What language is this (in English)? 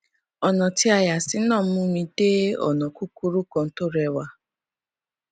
Yoruba